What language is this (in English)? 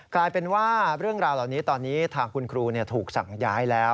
Thai